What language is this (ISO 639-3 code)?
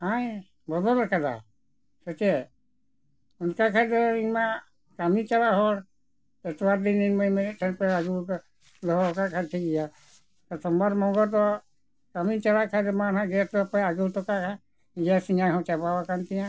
sat